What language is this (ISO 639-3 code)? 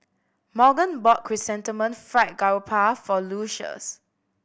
eng